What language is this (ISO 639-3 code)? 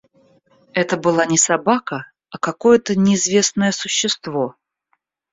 rus